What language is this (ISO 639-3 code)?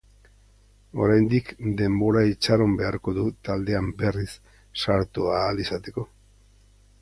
eus